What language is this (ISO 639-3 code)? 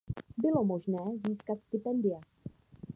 ces